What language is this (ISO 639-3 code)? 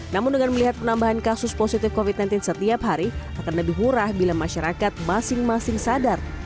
ind